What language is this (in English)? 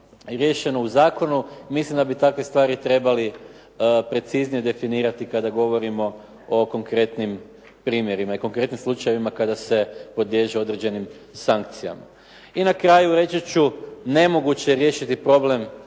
Croatian